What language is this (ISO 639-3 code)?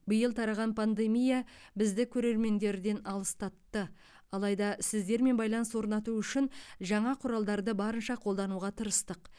kaz